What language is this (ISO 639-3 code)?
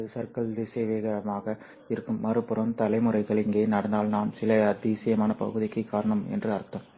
tam